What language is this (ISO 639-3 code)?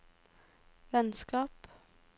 nor